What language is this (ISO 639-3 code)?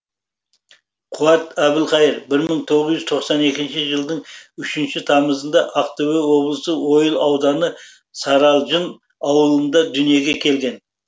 kaz